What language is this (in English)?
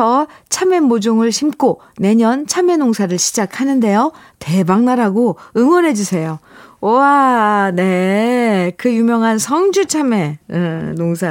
Korean